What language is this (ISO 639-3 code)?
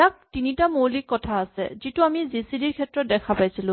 asm